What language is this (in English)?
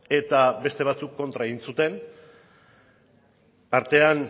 Basque